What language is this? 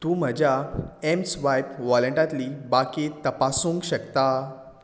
Konkani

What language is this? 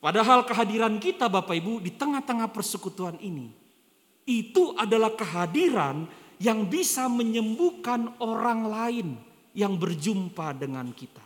Indonesian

